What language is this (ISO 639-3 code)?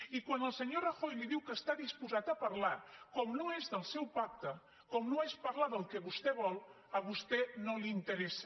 cat